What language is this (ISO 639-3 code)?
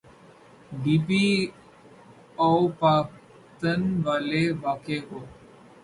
urd